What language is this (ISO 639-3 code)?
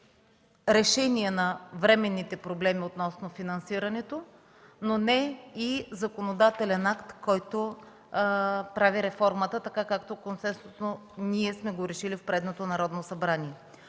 bul